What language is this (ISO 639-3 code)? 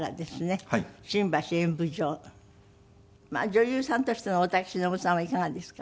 jpn